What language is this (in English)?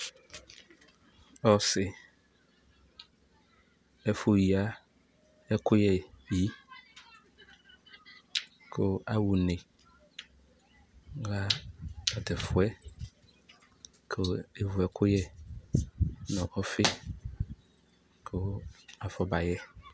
Ikposo